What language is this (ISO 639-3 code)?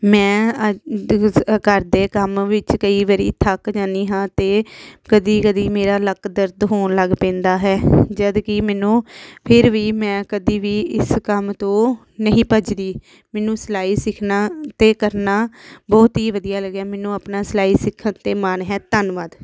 pan